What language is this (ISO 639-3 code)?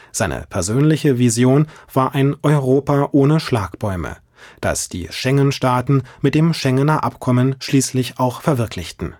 deu